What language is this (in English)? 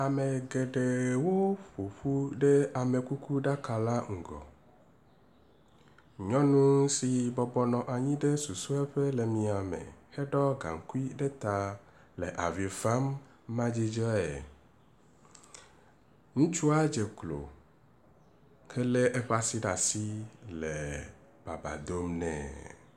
Ewe